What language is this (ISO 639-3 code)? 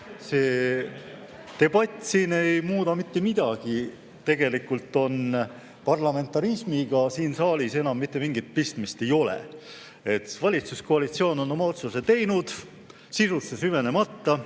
est